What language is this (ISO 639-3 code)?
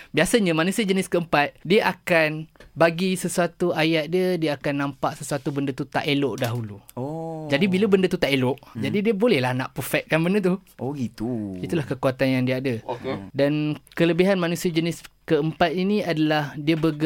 msa